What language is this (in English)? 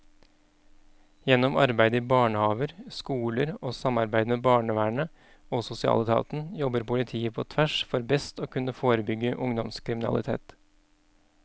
Norwegian